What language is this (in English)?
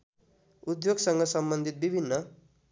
Nepali